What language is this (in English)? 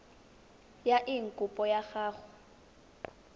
Tswana